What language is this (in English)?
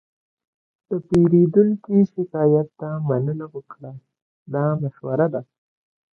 Pashto